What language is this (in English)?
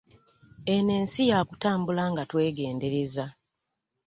Ganda